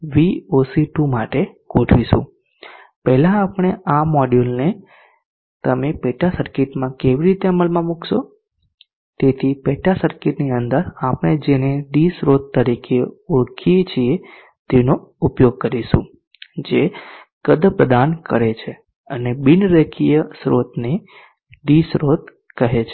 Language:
Gujarati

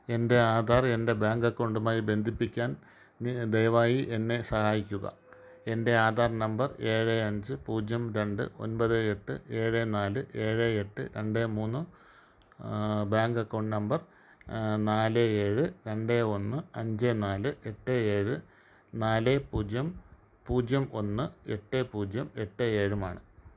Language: Malayalam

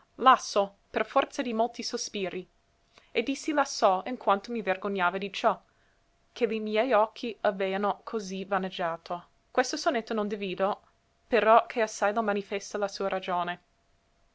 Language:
Italian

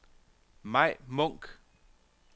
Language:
Danish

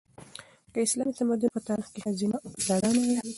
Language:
Pashto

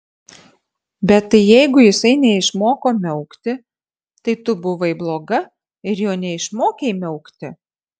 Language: Lithuanian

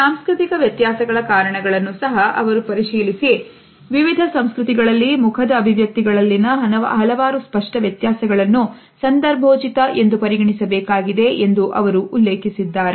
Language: Kannada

